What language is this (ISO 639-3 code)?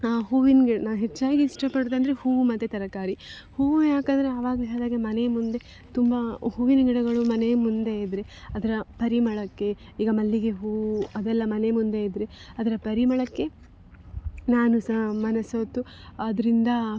kan